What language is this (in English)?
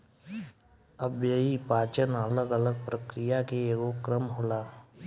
Bhojpuri